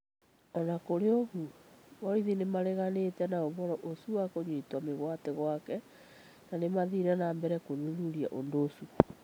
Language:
Kikuyu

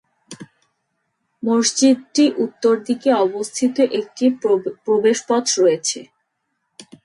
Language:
Bangla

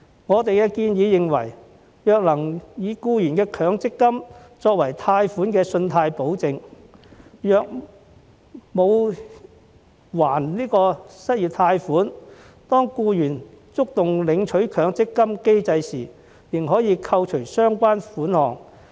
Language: Cantonese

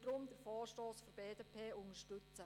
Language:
Swiss German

